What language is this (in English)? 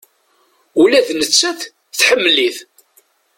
Kabyle